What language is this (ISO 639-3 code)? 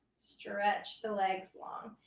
eng